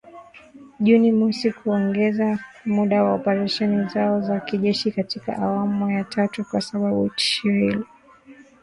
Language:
Swahili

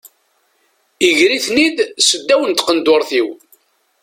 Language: Kabyle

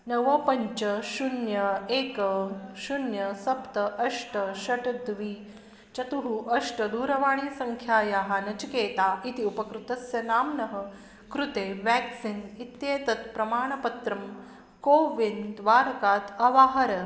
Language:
Sanskrit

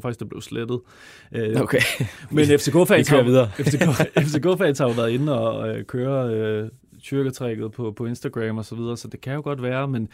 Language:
Danish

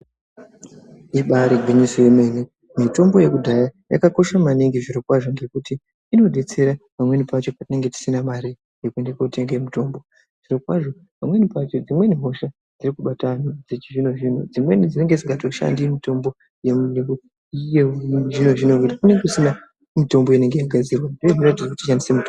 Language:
Ndau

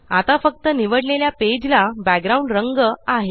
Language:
Marathi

